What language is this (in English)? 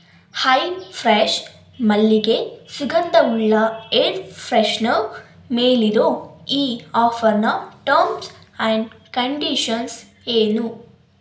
Kannada